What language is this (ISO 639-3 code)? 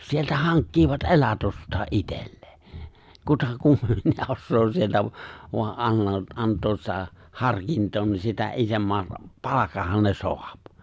fin